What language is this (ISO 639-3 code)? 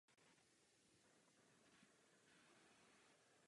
ces